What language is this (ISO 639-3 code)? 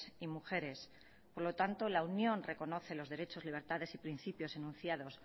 spa